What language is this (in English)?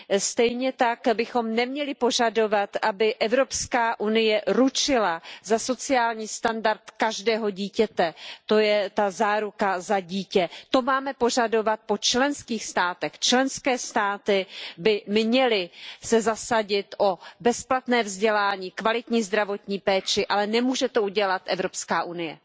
Czech